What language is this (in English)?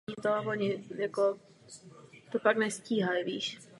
Czech